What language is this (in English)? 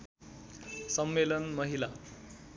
Nepali